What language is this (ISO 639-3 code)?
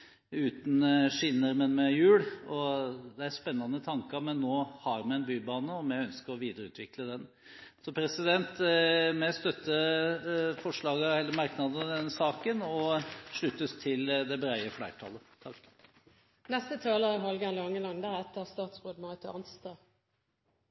nob